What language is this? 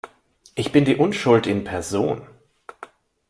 German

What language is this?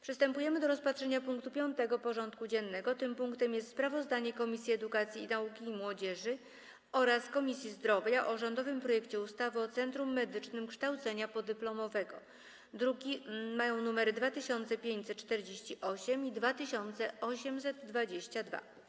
Polish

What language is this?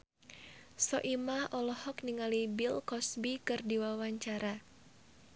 Sundanese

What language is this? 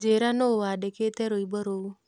Kikuyu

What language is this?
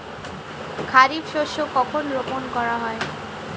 Bangla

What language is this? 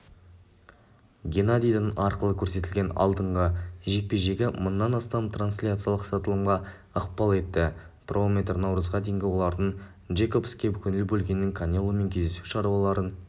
Kazakh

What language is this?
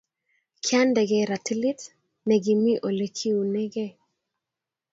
Kalenjin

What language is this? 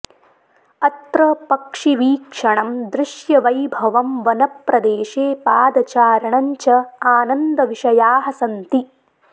Sanskrit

